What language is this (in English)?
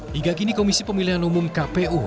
Indonesian